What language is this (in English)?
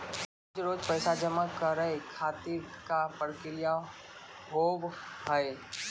Maithili